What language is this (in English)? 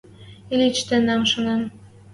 Western Mari